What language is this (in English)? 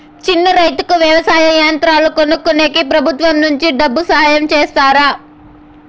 Telugu